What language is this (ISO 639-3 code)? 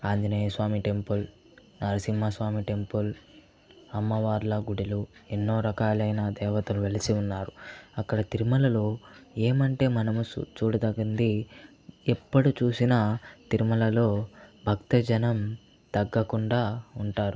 tel